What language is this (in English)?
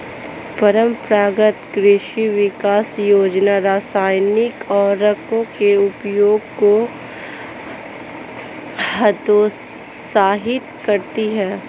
Hindi